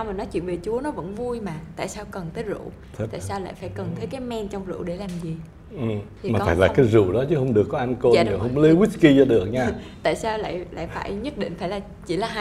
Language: Vietnamese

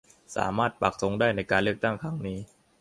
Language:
Thai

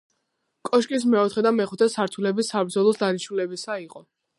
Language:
Georgian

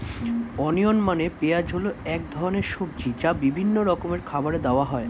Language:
Bangla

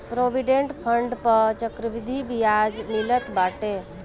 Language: Bhojpuri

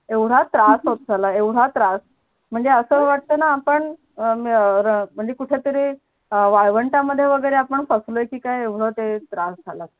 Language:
Marathi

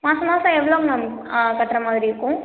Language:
Tamil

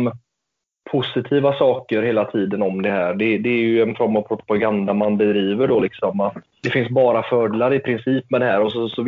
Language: Swedish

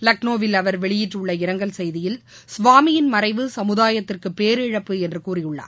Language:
Tamil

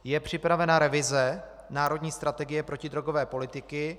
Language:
Czech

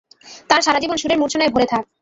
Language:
Bangla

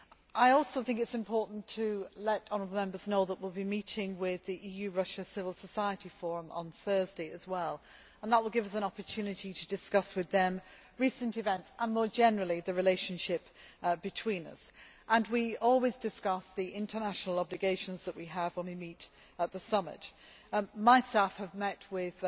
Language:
English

